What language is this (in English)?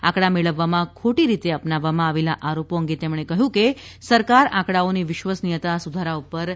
Gujarati